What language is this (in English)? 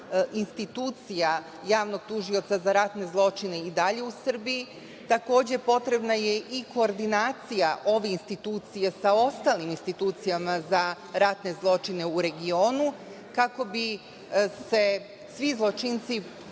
Serbian